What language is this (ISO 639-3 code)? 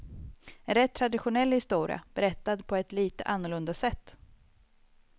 swe